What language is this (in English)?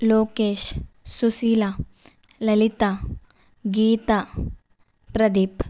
Telugu